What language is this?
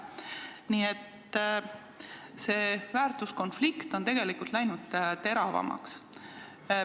Estonian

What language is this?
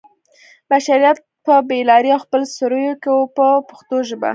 Pashto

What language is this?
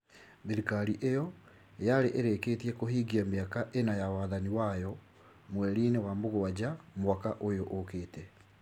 Kikuyu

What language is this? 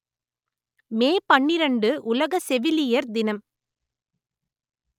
Tamil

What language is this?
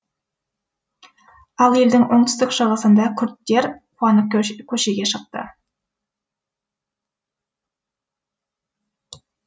Kazakh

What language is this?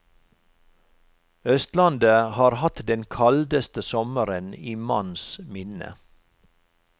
Norwegian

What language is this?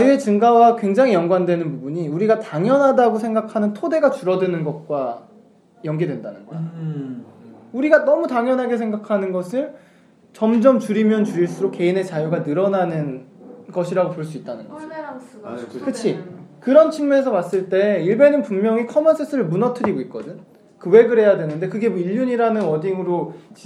Korean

